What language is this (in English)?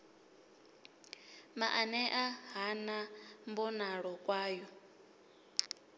Venda